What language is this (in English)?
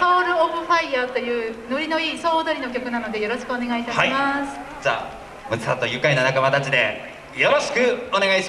Japanese